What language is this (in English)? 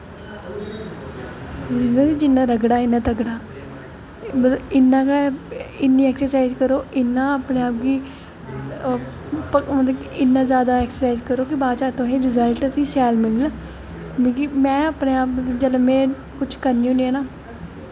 Dogri